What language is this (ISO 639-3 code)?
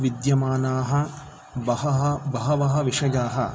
san